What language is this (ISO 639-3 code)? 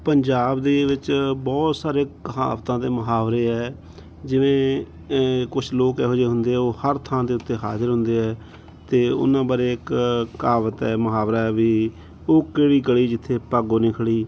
pan